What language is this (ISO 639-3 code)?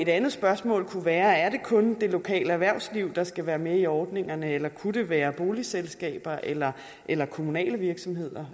dan